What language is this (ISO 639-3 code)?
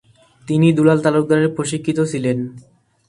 ben